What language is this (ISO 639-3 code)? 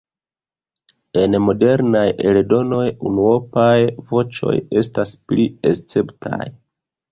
epo